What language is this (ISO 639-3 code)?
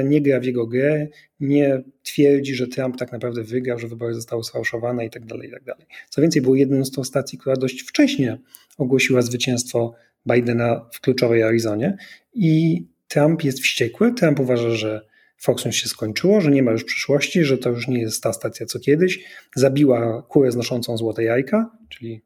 pol